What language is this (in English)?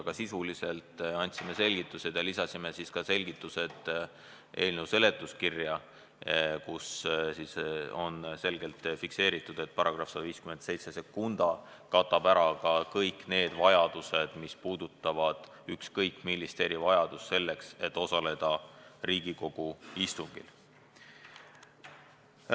Estonian